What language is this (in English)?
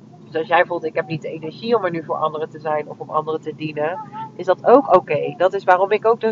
Dutch